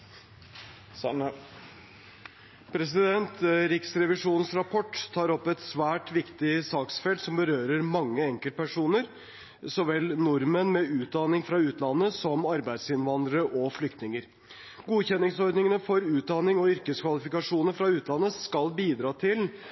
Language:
Norwegian Bokmål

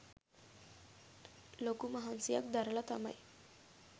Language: Sinhala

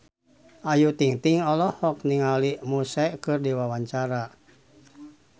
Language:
Sundanese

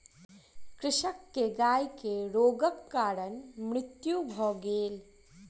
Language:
Maithili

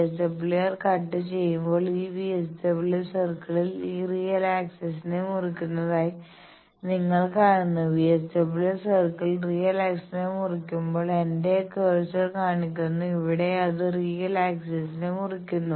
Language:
Malayalam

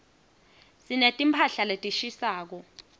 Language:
Swati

